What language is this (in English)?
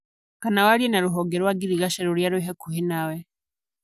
Kikuyu